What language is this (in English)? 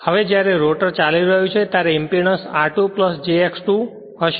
Gujarati